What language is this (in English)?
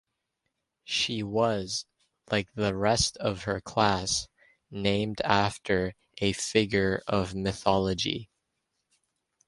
English